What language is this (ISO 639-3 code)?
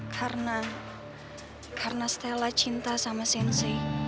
ind